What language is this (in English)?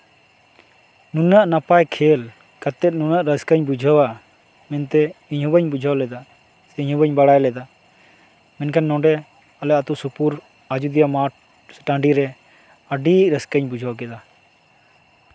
Santali